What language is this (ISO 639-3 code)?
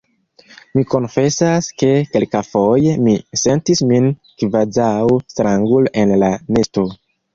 epo